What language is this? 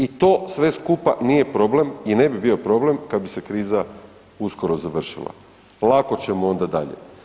Croatian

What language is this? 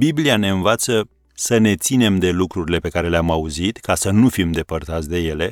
Romanian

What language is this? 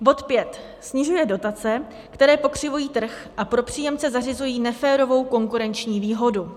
Czech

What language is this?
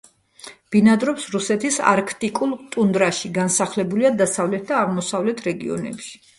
Georgian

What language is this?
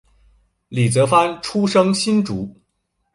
Chinese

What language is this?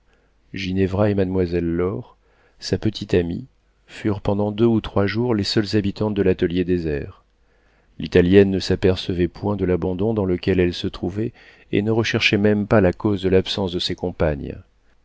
French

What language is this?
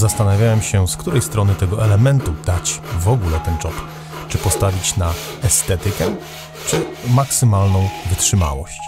Polish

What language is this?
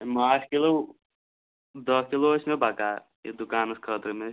Kashmiri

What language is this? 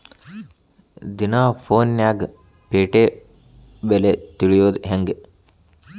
Kannada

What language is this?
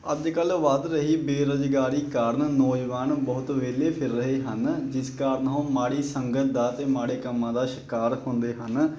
Punjabi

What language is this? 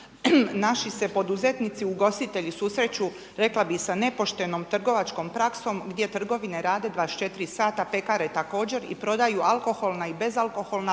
Croatian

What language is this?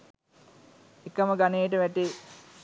Sinhala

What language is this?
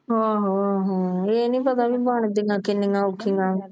Punjabi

